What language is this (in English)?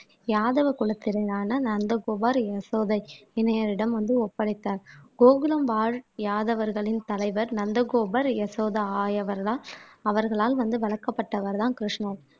Tamil